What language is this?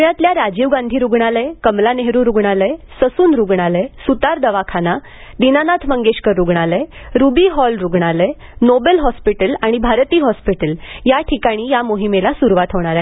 Marathi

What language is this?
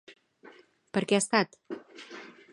Catalan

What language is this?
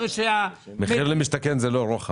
Hebrew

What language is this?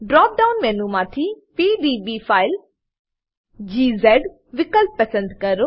Gujarati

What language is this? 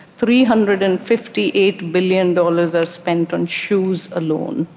English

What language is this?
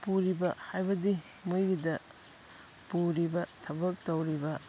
Manipuri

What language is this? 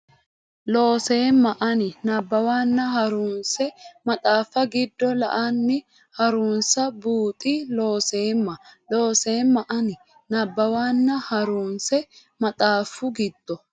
Sidamo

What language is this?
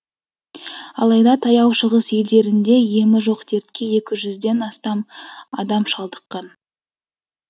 Kazakh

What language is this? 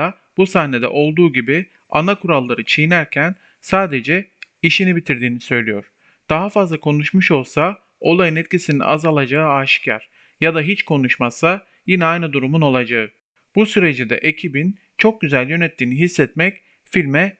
Turkish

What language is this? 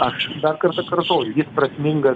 Lithuanian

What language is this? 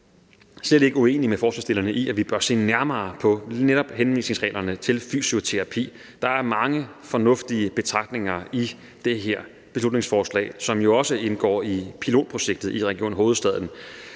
Danish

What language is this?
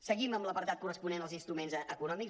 Catalan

